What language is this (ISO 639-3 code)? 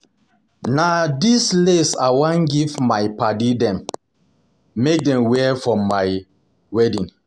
pcm